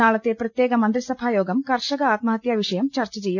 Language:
Malayalam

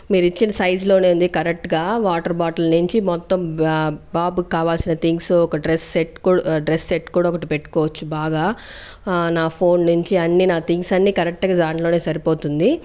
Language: Telugu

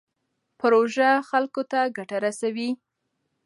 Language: Pashto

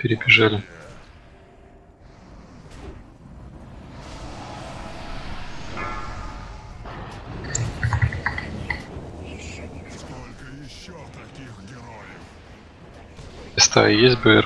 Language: Russian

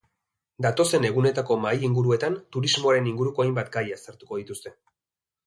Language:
Basque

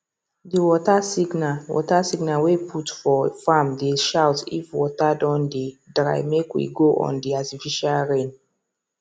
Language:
Nigerian Pidgin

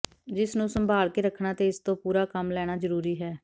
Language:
Punjabi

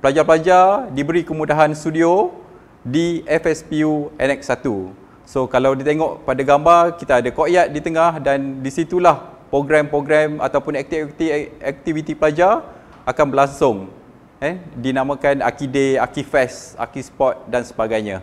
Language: Malay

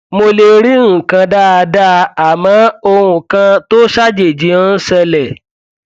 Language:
Yoruba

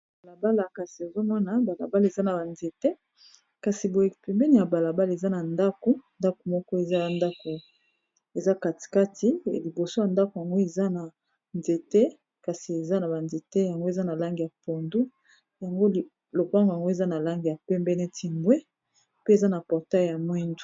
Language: Lingala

